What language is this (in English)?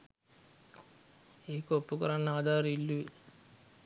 Sinhala